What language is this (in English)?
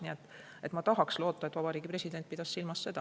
Estonian